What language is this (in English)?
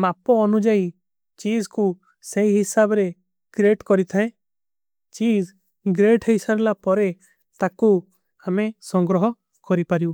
Kui (India)